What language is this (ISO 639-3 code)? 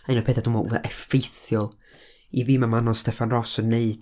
cym